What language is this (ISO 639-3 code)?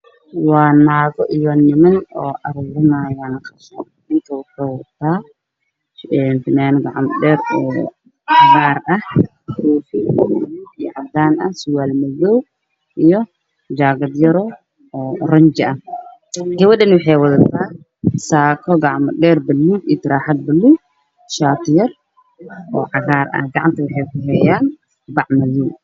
som